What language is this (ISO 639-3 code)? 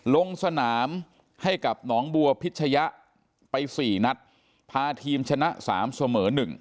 tha